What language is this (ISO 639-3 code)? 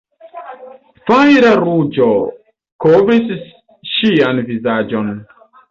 epo